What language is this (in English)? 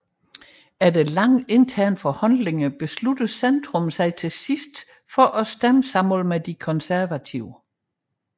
Danish